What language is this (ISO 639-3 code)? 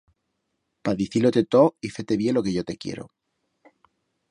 arg